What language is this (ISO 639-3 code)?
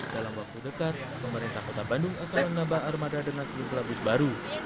ind